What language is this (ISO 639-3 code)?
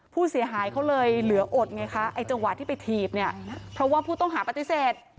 tha